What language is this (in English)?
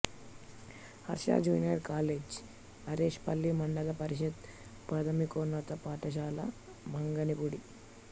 Telugu